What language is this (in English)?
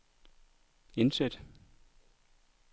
Danish